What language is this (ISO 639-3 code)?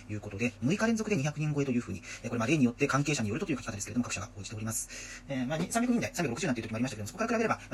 jpn